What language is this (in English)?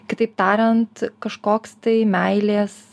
Lithuanian